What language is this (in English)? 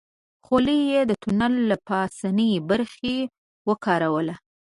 Pashto